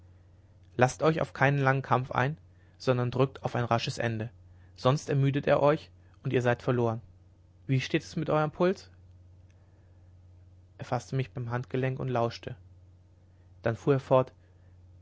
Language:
German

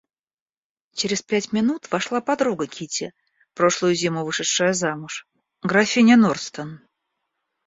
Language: Russian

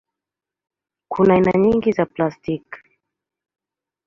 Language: Swahili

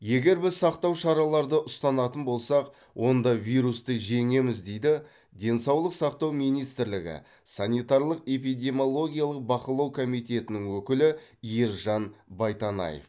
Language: Kazakh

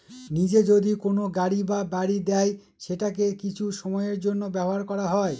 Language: Bangla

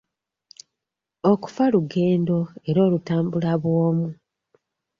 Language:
Ganda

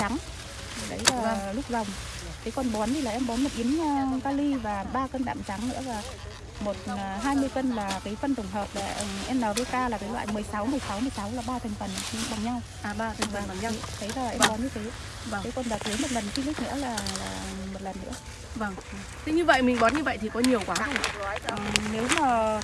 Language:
Vietnamese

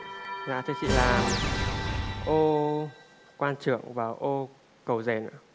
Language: Vietnamese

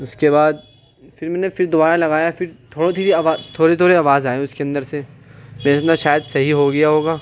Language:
Urdu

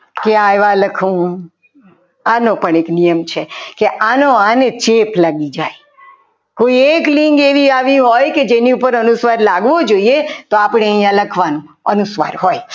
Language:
Gujarati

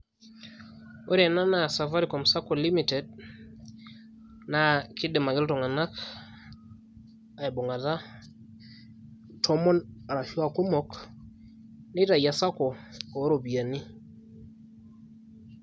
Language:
Masai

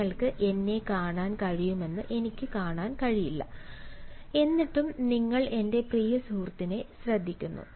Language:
Malayalam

